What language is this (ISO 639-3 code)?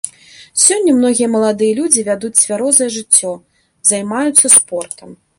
bel